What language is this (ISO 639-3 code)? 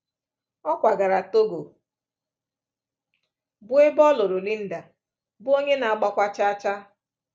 ibo